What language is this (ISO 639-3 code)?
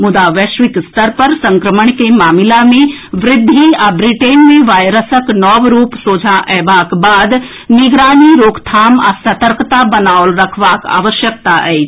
mai